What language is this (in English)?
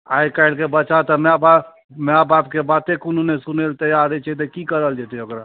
Maithili